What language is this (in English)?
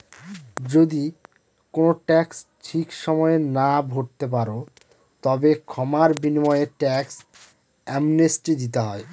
Bangla